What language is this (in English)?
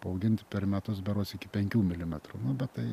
Lithuanian